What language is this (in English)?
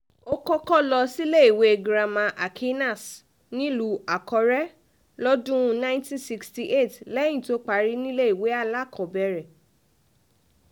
Yoruba